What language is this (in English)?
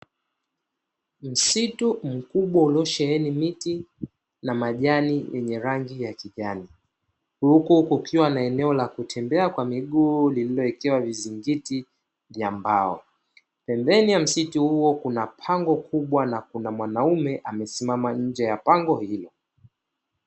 Swahili